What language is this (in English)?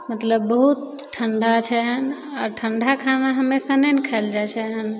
Maithili